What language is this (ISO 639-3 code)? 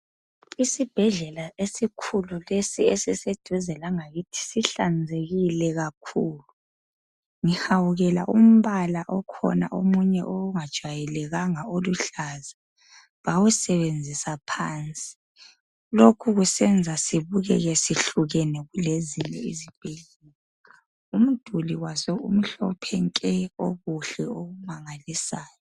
nde